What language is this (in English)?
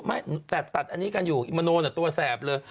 Thai